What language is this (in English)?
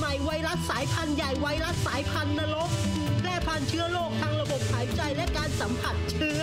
Thai